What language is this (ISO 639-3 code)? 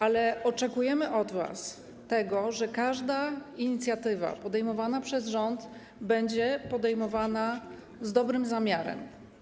pol